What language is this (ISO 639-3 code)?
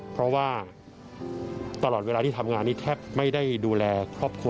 tha